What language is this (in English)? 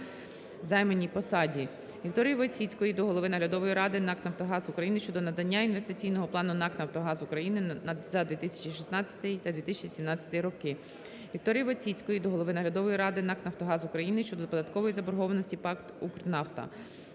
Ukrainian